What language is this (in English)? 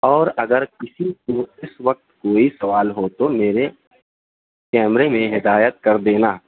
Urdu